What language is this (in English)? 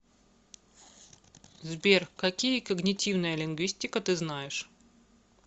Russian